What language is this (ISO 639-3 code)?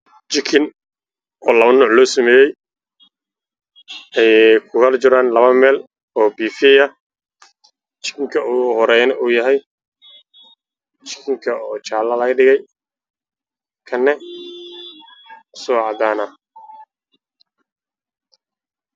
som